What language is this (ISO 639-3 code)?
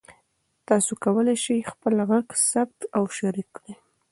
pus